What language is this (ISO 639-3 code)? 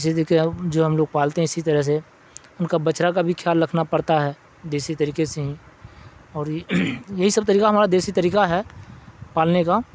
urd